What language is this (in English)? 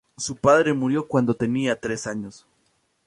Spanish